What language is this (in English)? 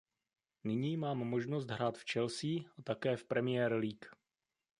Czech